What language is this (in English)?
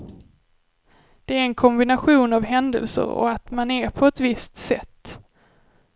Swedish